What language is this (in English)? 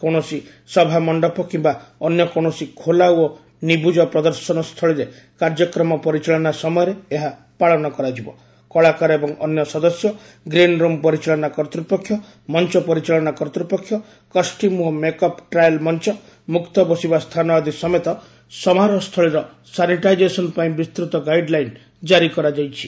Odia